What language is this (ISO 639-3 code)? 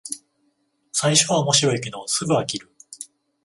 jpn